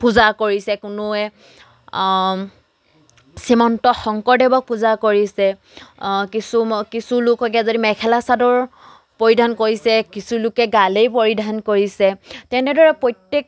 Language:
Assamese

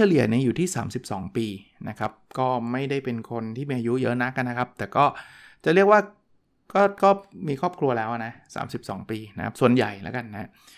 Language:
Thai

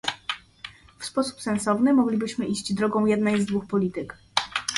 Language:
Polish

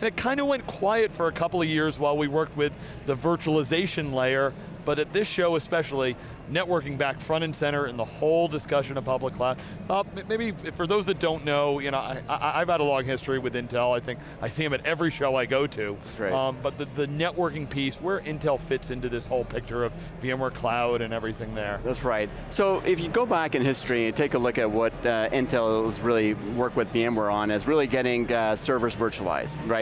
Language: English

